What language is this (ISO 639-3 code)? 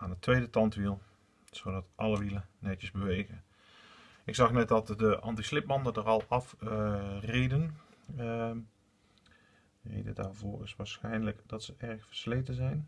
nld